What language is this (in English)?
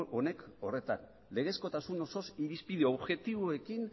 Basque